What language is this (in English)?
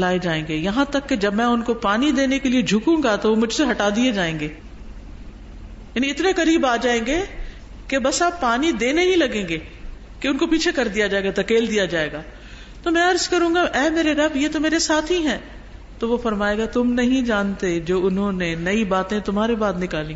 Arabic